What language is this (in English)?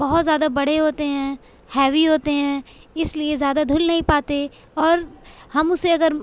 Urdu